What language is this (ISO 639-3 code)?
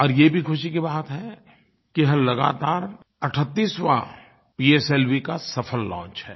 hin